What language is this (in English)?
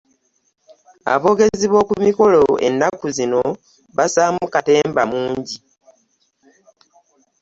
Ganda